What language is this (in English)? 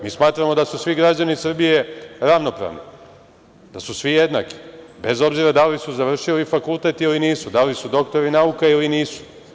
Serbian